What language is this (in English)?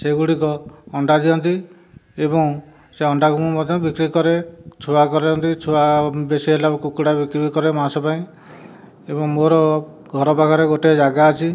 Odia